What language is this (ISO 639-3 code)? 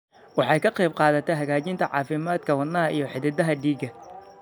som